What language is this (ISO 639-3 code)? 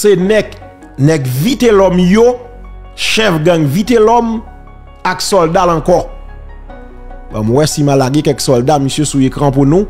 fra